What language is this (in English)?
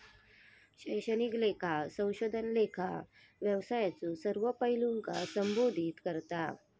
Marathi